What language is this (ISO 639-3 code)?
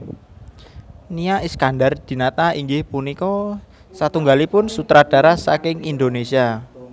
jav